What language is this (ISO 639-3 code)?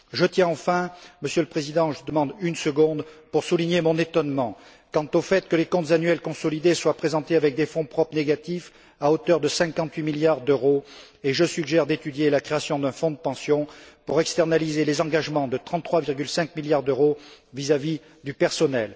fra